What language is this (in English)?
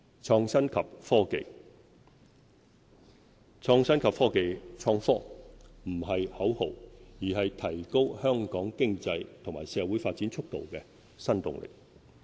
Cantonese